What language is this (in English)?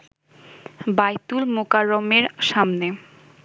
Bangla